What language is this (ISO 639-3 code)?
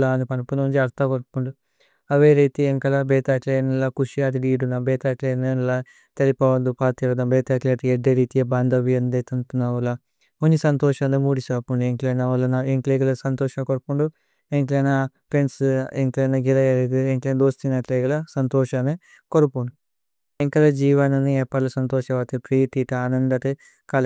tcy